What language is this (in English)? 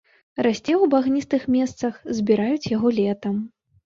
Belarusian